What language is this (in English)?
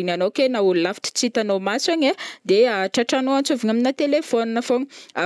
Northern Betsimisaraka Malagasy